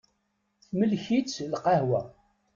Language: Kabyle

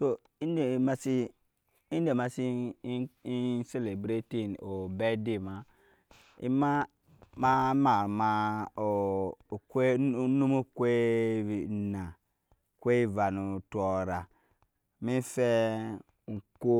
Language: Nyankpa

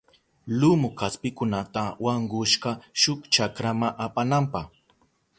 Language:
Southern Pastaza Quechua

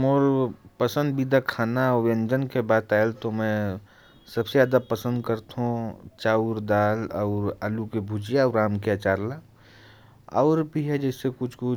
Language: Korwa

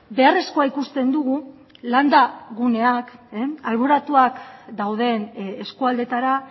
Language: Basque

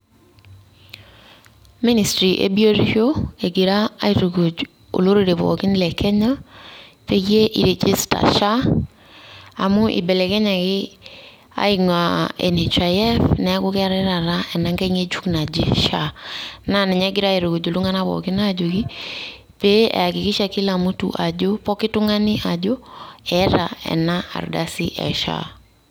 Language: Masai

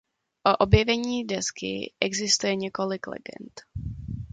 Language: Czech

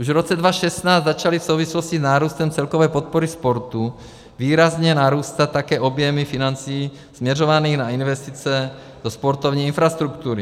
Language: Czech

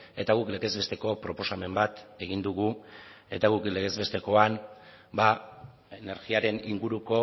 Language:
Basque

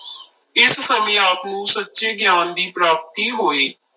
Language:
Punjabi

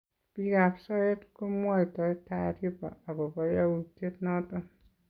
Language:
Kalenjin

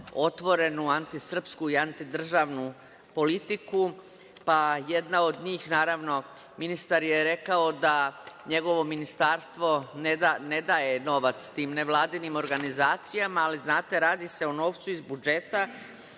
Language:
Serbian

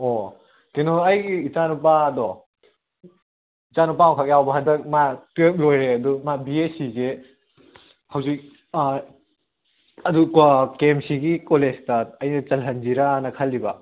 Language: Manipuri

